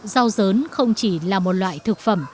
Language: Vietnamese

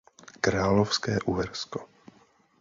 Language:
Czech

